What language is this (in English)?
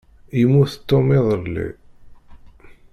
Kabyle